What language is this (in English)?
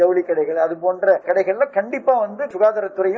Tamil